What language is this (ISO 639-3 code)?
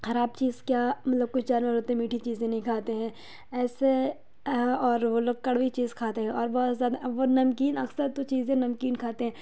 urd